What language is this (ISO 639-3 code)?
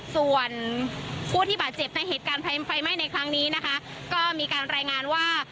tha